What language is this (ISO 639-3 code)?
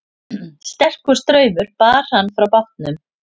isl